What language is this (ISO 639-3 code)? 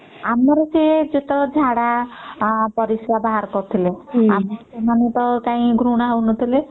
ori